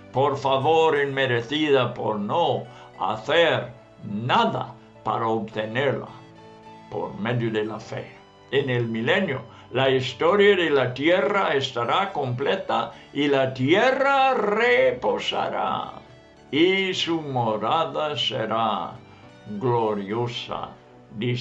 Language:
Spanish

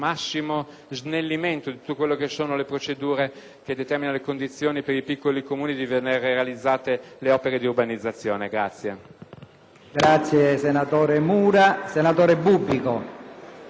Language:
Italian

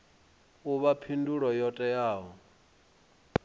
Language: Venda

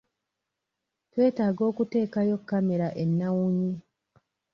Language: Ganda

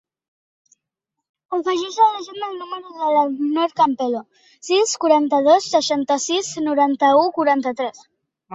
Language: Catalan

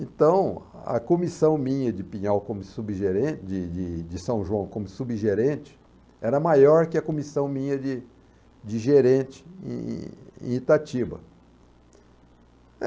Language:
Portuguese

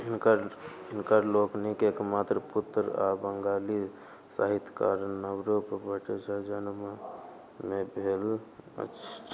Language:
Maithili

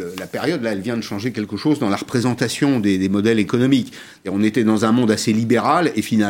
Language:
French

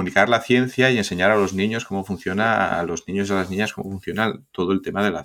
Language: Spanish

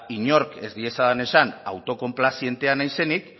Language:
Basque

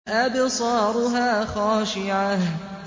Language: Arabic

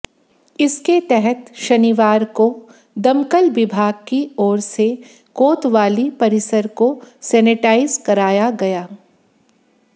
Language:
Hindi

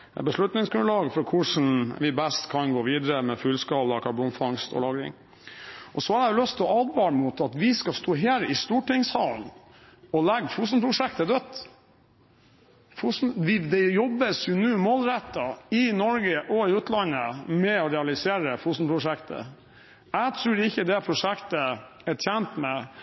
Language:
Norwegian Bokmål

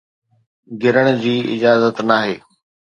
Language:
Sindhi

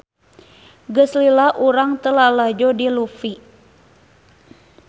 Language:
Sundanese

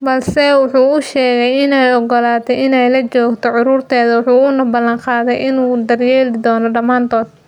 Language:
Somali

